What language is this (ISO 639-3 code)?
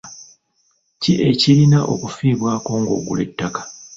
lug